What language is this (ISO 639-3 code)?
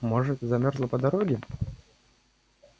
rus